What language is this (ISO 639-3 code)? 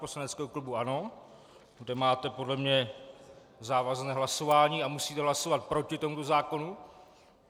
ces